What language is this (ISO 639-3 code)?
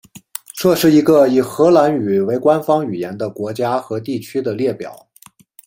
zho